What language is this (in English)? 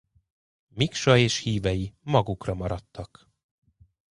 Hungarian